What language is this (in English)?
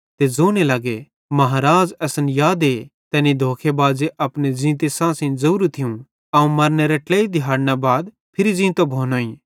Bhadrawahi